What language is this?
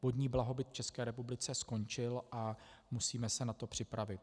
Czech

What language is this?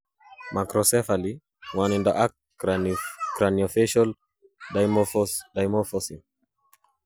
Kalenjin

